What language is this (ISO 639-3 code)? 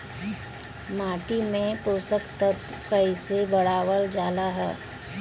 bho